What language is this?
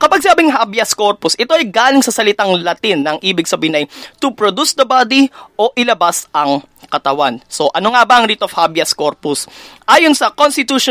Filipino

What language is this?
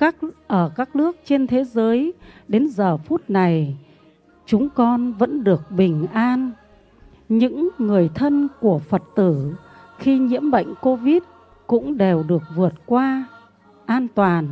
Vietnamese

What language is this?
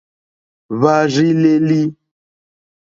Mokpwe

